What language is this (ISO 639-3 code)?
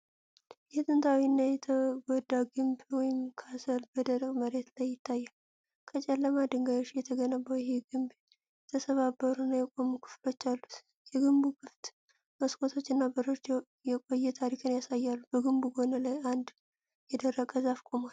amh